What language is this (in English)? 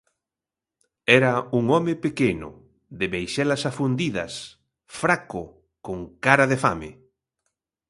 Galician